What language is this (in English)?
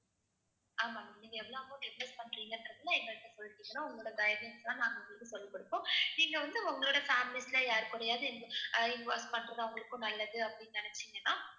Tamil